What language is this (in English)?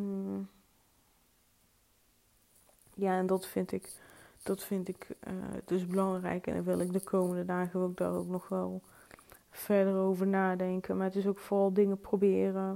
Dutch